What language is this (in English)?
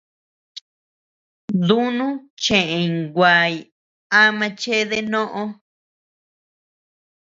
Tepeuxila Cuicatec